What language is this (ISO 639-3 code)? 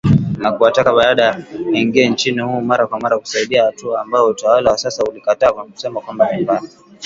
swa